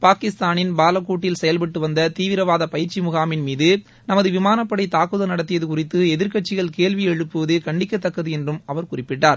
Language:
Tamil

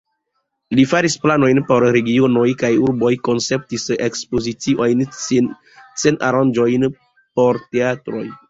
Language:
Esperanto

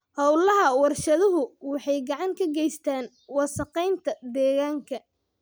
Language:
Somali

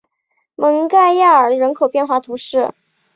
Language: Chinese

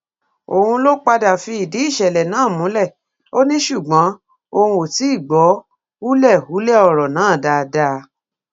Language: Yoruba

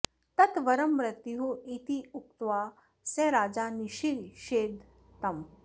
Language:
Sanskrit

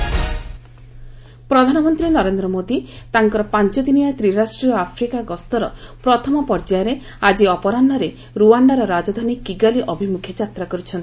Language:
Odia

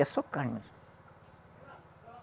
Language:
Portuguese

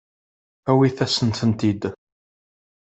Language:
Kabyle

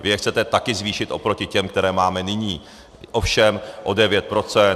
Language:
Czech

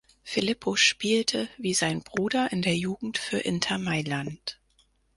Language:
German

